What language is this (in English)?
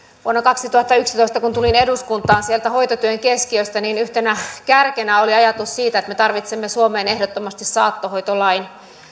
Finnish